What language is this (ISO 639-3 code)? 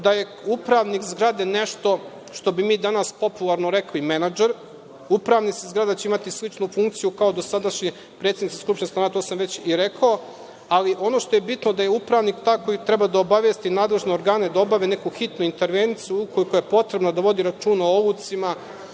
srp